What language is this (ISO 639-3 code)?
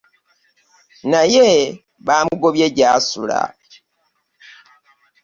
lug